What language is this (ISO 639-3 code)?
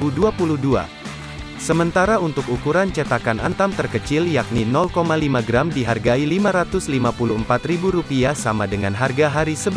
ind